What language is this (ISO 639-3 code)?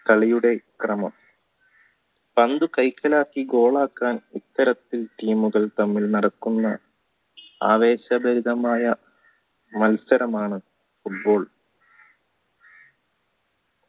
mal